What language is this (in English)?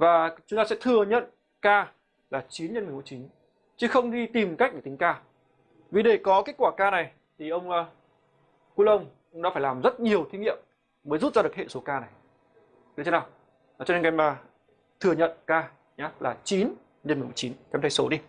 Vietnamese